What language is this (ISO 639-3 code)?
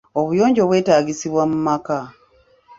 lug